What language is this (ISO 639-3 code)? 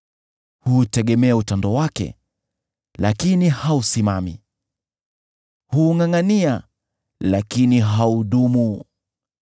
swa